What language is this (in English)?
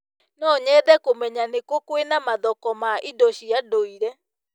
Kikuyu